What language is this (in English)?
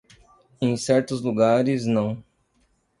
Portuguese